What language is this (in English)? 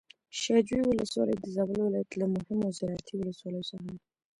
Pashto